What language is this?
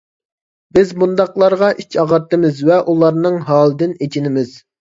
Uyghur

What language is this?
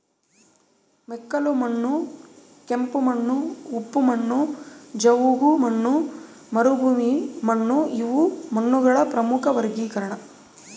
Kannada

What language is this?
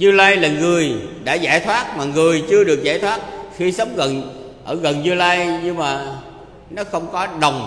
Vietnamese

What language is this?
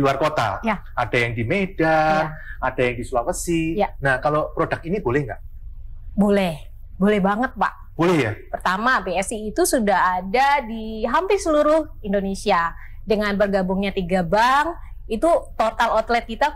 Indonesian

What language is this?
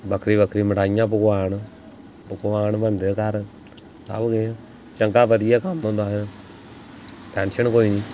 Dogri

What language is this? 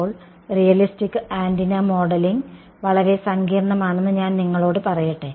Malayalam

